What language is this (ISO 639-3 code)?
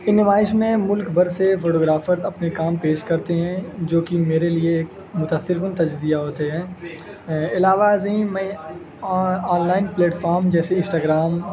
urd